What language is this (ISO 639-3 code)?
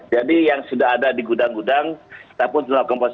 ind